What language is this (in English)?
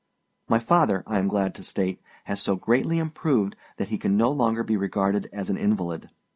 English